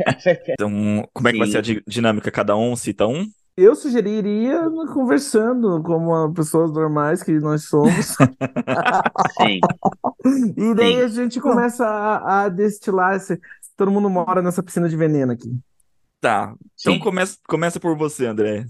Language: Portuguese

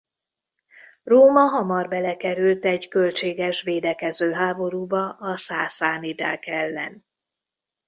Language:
Hungarian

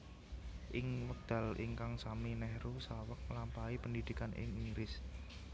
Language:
Javanese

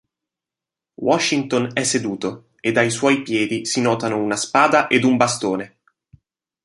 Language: Italian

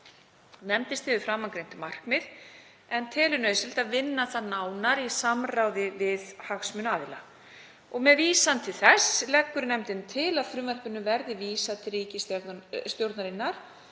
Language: Icelandic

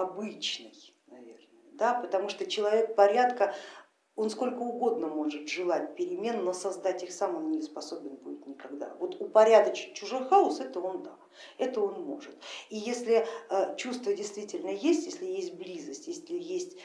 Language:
Russian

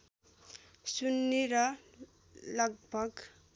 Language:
Nepali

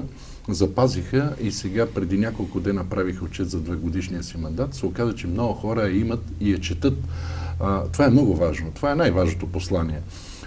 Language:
Bulgarian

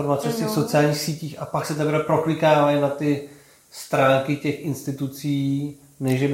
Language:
Czech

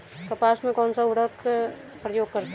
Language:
Hindi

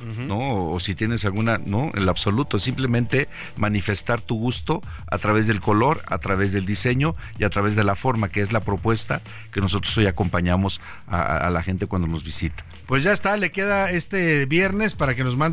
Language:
Spanish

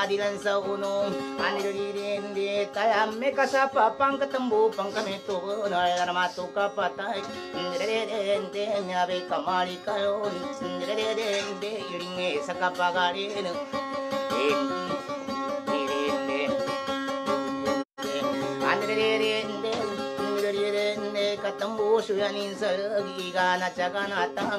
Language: Indonesian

